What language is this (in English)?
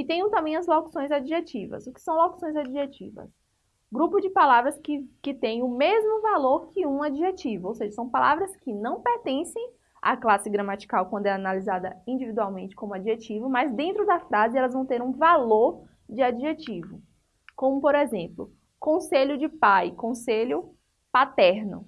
Portuguese